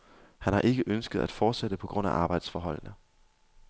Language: Danish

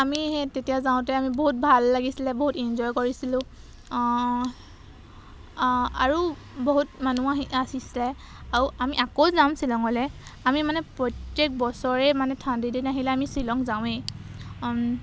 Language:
Assamese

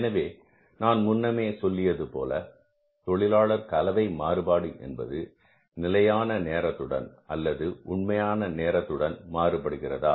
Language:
Tamil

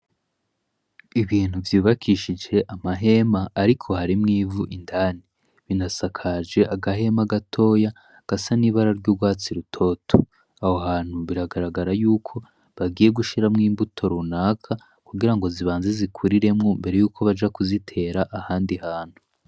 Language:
Rundi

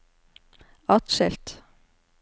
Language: Norwegian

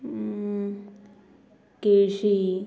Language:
Konkani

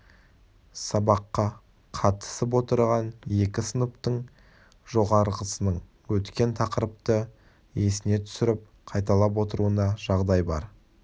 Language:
Kazakh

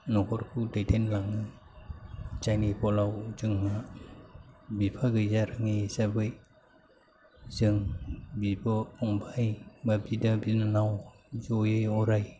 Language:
Bodo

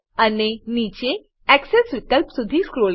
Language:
Gujarati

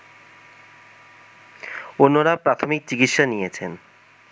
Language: Bangla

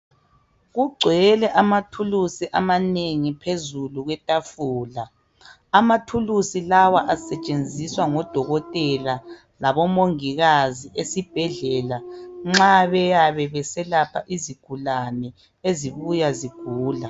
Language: North Ndebele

